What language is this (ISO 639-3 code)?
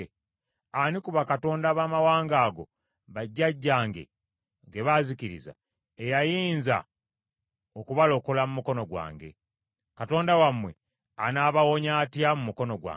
lug